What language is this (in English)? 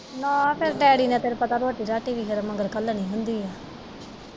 Punjabi